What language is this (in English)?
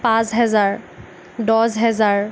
Assamese